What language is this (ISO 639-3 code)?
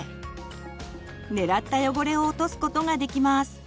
jpn